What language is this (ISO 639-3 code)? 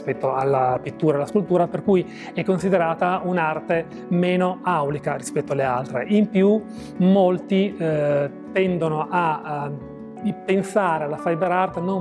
ita